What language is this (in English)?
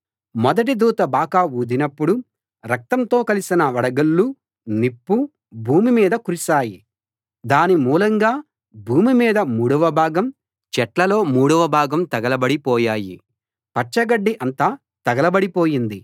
Telugu